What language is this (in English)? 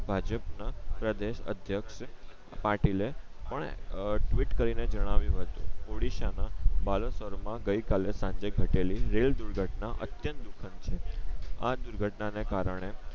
Gujarati